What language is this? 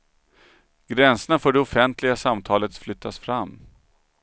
Swedish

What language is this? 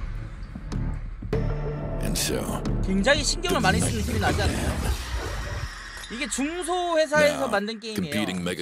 Korean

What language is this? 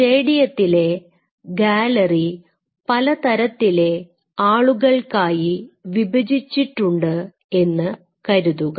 Malayalam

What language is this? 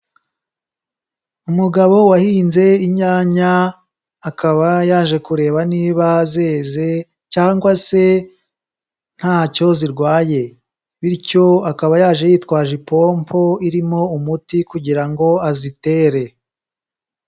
Kinyarwanda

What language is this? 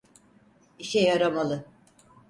Turkish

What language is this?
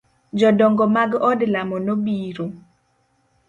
Luo (Kenya and Tanzania)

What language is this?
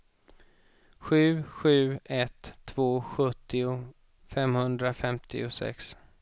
Swedish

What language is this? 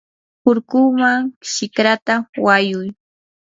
Yanahuanca Pasco Quechua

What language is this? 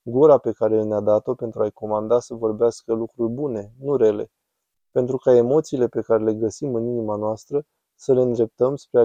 Romanian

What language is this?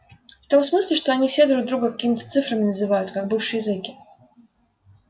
Russian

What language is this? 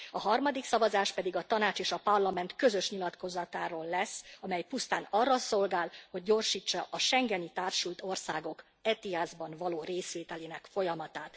Hungarian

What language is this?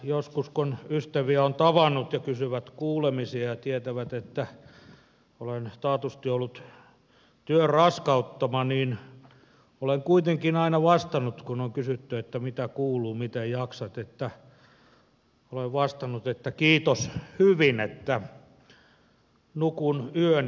Finnish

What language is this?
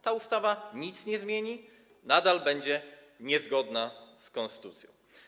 Polish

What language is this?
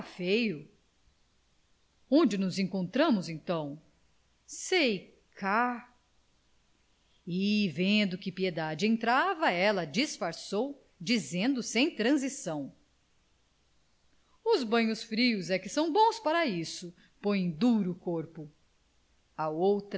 Portuguese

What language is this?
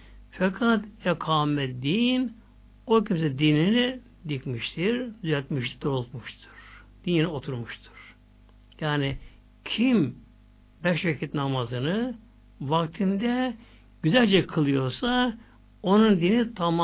Turkish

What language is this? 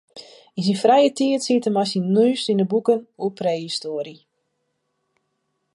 Western Frisian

